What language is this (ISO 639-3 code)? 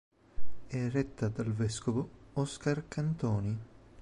ita